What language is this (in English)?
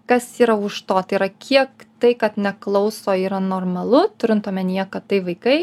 Lithuanian